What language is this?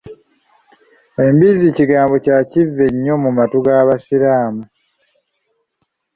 Ganda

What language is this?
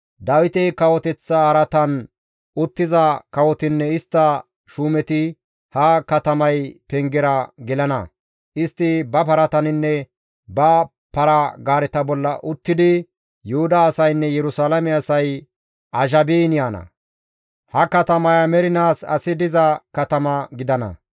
Gamo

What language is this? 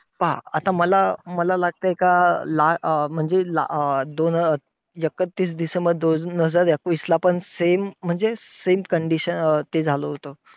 Marathi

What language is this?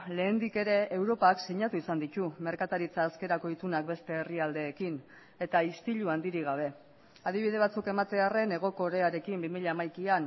Basque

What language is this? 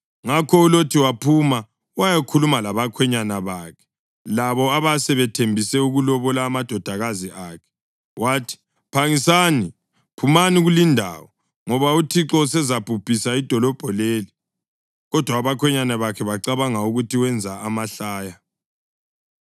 North Ndebele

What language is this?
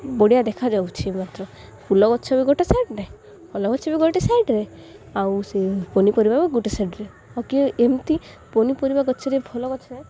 Odia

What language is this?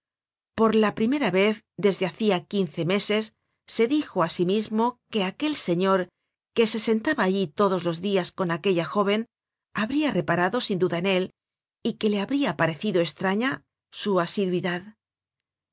Spanish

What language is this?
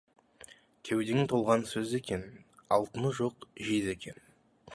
Kazakh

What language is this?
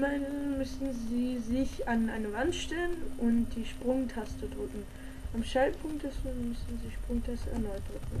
German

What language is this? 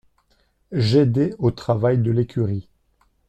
French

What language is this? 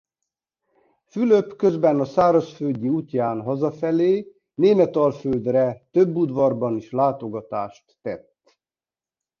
Hungarian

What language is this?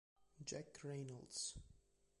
Italian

